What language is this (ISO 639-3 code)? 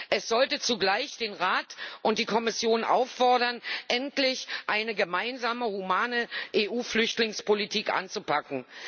deu